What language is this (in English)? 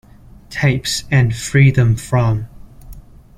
English